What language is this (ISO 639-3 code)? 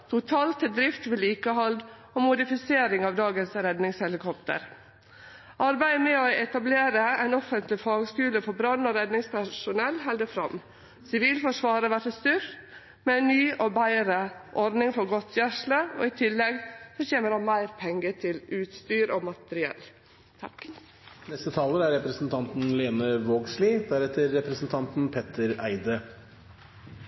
nno